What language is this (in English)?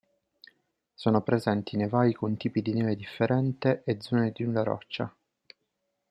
Italian